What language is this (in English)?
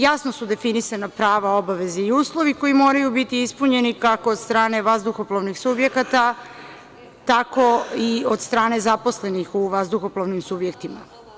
Serbian